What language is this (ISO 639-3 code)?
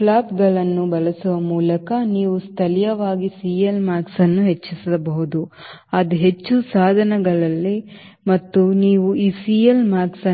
kan